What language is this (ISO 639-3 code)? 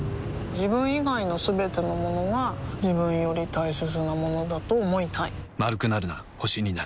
jpn